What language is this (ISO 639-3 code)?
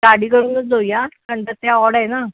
mar